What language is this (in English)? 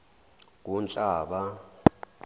Zulu